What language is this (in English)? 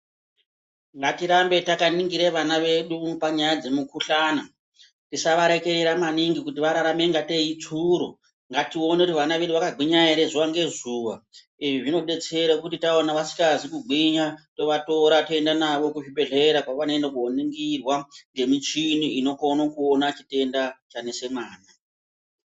Ndau